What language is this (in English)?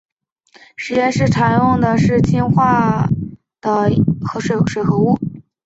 Chinese